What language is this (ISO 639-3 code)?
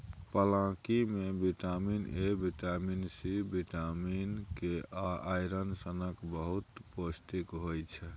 mai